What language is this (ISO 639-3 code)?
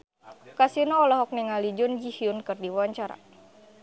sun